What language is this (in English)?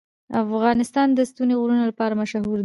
Pashto